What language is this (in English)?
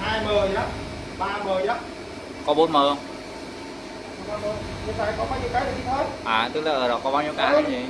Vietnamese